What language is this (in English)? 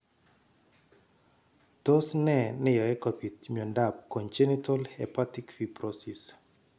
Kalenjin